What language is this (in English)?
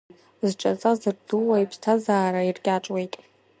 Abkhazian